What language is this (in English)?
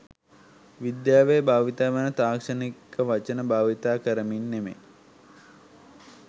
Sinhala